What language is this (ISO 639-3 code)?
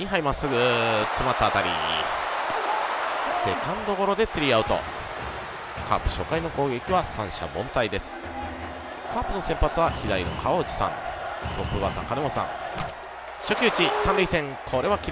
jpn